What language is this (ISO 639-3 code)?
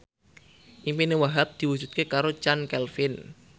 jav